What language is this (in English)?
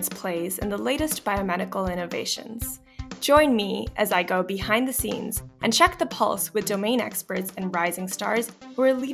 English